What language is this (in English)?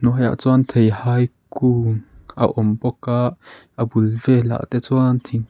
Mizo